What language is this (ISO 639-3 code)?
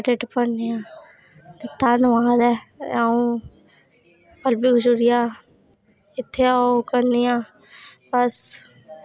doi